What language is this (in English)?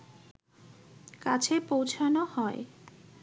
Bangla